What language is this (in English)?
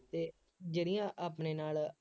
Punjabi